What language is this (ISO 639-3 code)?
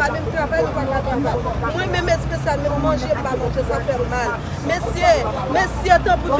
fra